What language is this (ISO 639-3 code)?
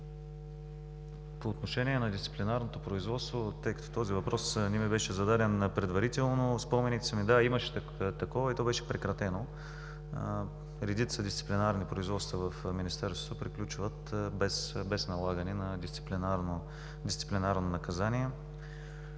bul